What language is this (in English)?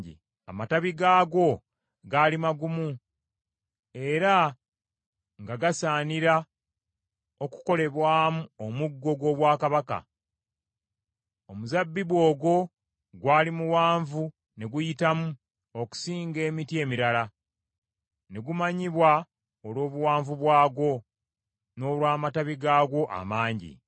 Ganda